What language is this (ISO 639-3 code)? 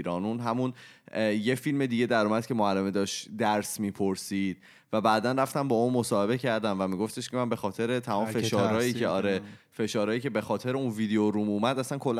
fas